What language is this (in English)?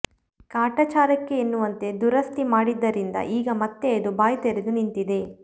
Kannada